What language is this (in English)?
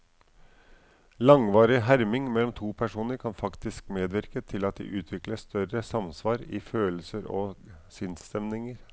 Norwegian